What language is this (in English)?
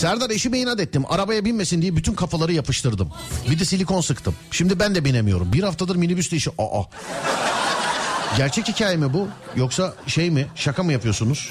Turkish